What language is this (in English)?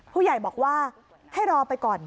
Thai